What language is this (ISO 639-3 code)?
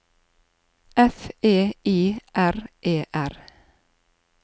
nor